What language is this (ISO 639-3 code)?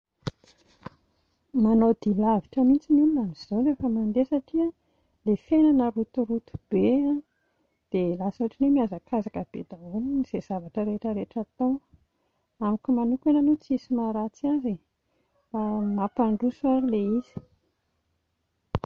mlg